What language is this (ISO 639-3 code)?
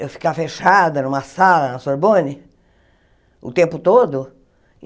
por